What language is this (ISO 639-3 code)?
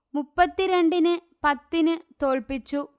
mal